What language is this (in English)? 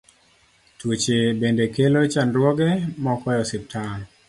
Luo (Kenya and Tanzania)